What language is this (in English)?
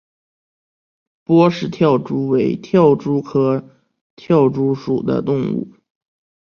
Chinese